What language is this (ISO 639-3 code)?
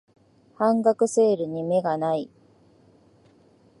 jpn